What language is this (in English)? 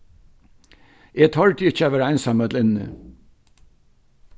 Faroese